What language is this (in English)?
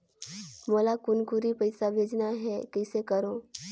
Chhattisgarhi